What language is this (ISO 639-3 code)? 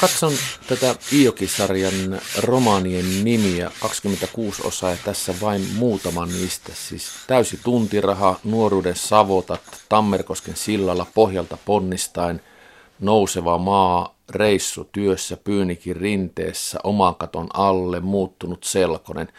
fin